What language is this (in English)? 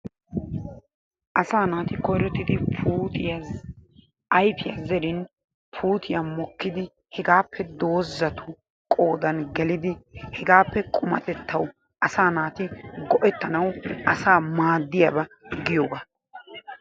Wolaytta